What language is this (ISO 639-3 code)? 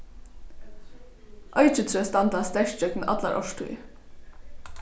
fao